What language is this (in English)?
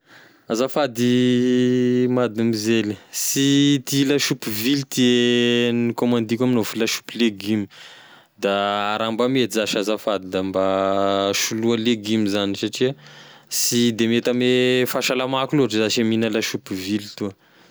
Tesaka Malagasy